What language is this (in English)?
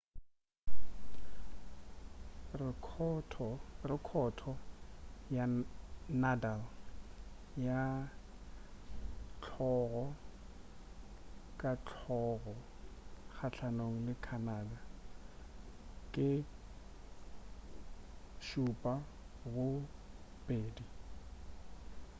Northern Sotho